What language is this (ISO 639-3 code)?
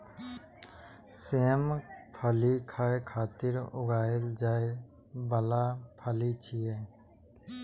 mai